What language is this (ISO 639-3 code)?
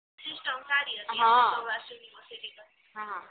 guj